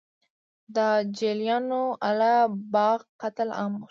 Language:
Pashto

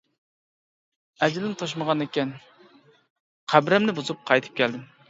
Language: Uyghur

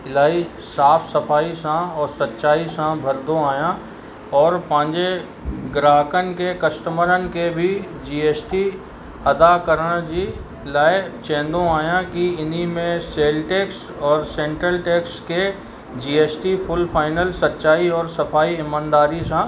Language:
Sindhi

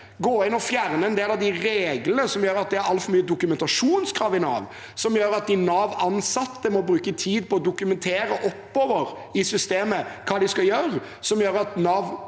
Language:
Norwegian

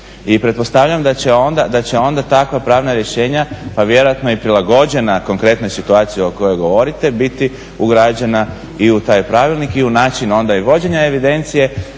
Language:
Croatian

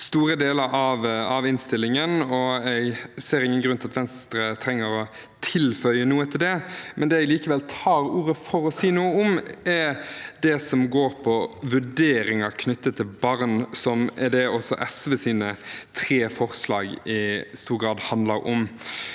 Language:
Norwegian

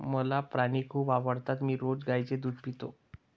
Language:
Marathi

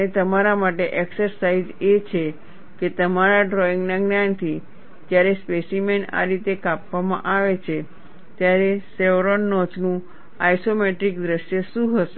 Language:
Gujarati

